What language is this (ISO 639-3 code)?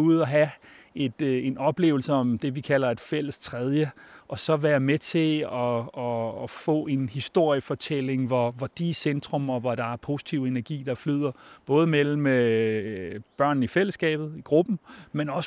dan